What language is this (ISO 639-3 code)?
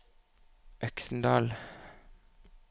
nor